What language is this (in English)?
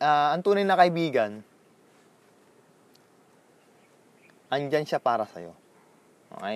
Filipino